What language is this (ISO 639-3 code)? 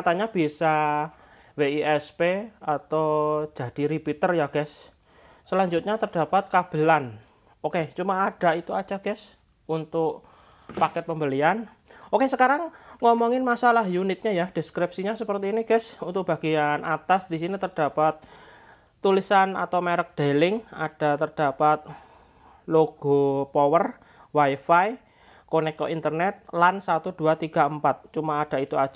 ind